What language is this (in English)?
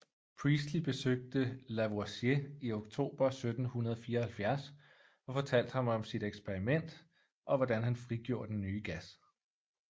Danish